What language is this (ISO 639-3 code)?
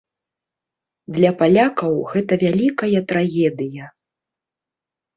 bel